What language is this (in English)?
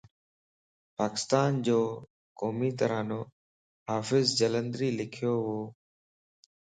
Lasi